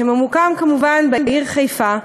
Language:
Hebrew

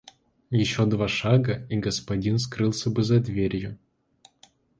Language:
Russian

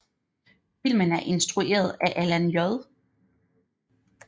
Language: Danish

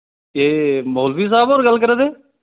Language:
Dogri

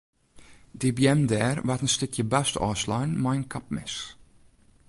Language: Western Frisian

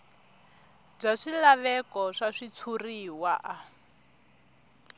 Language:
Tsonga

